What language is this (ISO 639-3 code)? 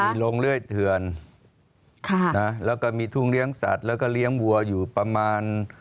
tha